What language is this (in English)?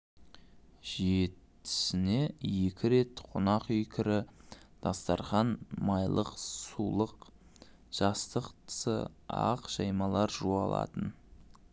Kazakh